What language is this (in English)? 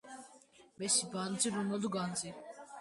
Georgian